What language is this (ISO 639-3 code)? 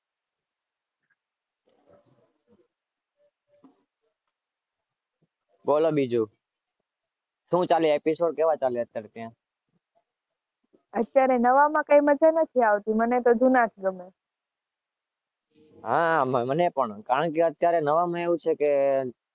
guj